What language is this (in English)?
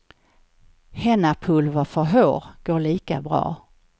Swedish